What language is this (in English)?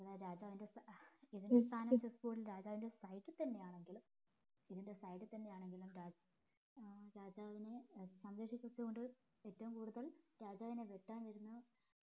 Malayalam